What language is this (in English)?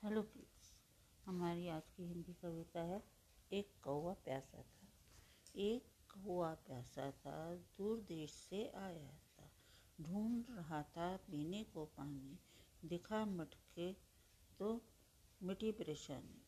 Hindi